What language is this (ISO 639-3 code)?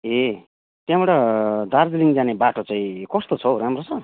nep